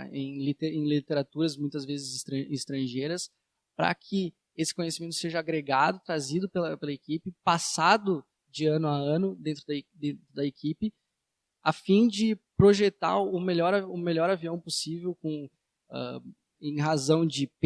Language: Portuguese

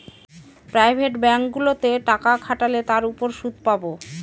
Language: Bangla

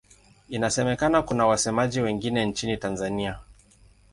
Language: Swahili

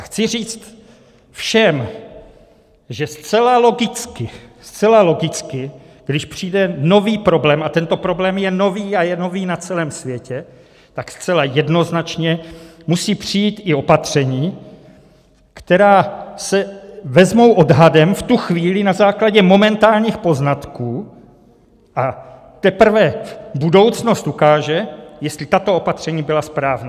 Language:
Czech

